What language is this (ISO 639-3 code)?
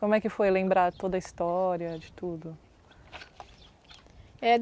por